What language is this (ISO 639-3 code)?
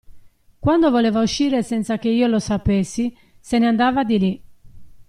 ita